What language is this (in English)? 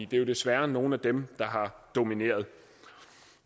Danish